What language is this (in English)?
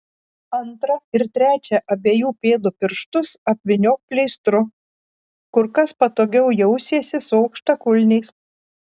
Lithuanian